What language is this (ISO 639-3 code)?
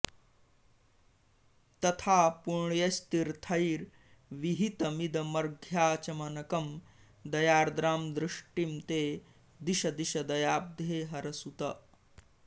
san